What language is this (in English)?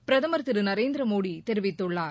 Tamil